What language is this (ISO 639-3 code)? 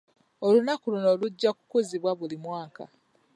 lug